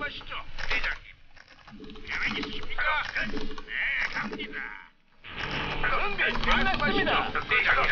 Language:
Korean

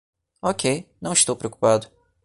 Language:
Portuguese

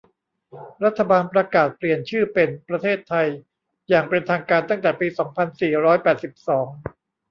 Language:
Thai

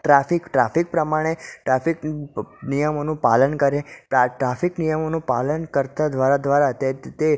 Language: Gujarati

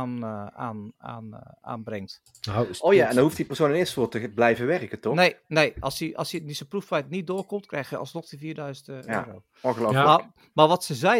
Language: Dutch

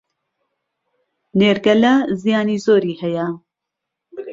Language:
Central Kurdish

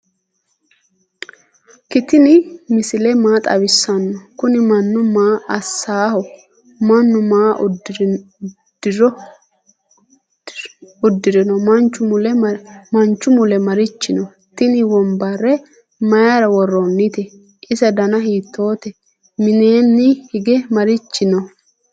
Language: Sidamo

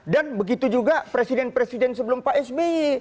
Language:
Indonesian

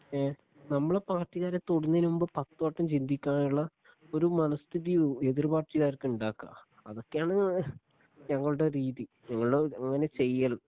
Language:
Malayalam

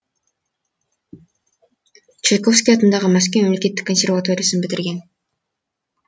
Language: Kazakh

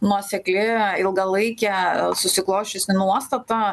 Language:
Lithuanian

